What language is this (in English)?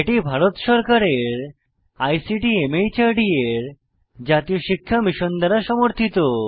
Bangla